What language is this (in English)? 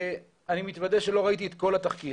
Hebrew